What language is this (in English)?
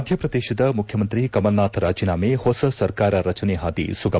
Kannada